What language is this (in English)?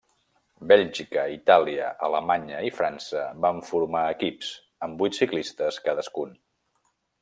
Catalan